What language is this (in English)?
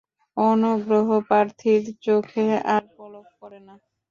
Bangla